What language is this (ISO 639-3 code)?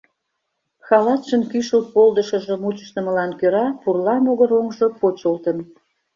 chm